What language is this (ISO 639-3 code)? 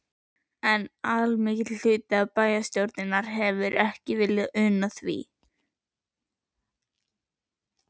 isl